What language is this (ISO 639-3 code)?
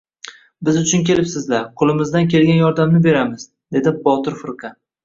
uzb